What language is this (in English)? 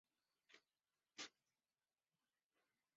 Chinese